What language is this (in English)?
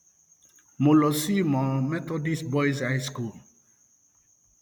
Yoruba